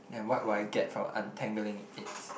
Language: English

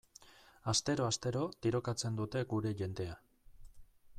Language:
Basque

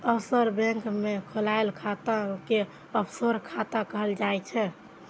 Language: Maithili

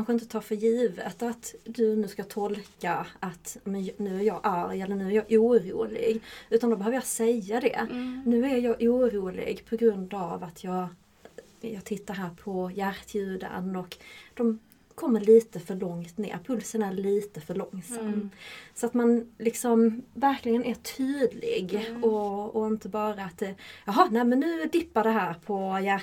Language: Swedish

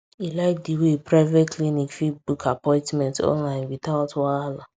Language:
Nigerian Pidgin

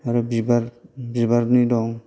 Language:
Bodo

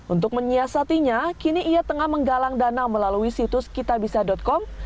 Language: Indonesian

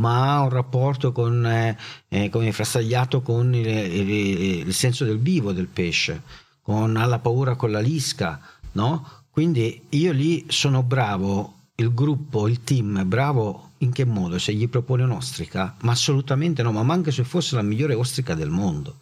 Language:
Italian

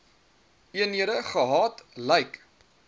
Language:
Afrikaans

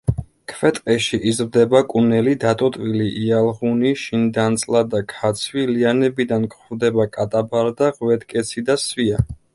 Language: Georgian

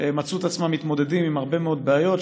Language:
Hebrew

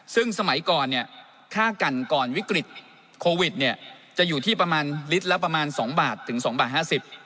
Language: Thai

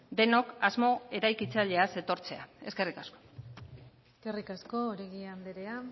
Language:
Basque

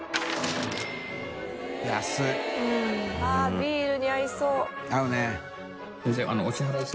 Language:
Japanese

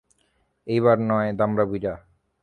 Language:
Bangla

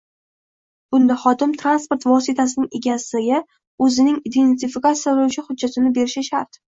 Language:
Uzbek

